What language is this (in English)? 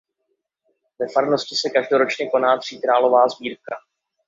Czech